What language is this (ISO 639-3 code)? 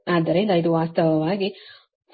kan